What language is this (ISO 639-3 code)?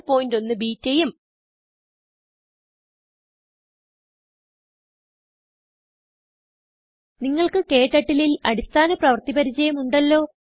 mal